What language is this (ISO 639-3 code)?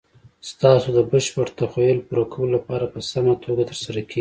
pus